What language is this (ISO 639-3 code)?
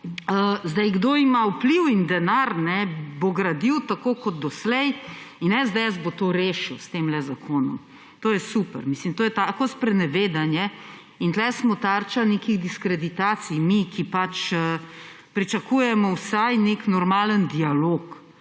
slv